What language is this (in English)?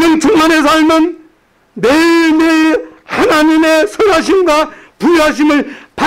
Korean